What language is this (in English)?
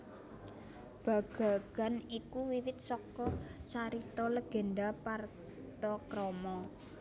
Javanese